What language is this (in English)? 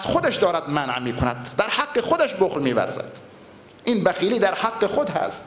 Persian